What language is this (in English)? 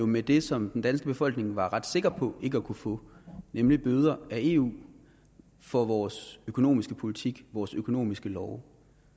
Danish